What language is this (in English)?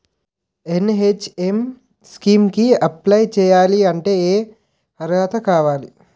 Telugu